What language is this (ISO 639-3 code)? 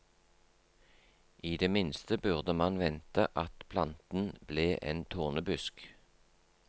nor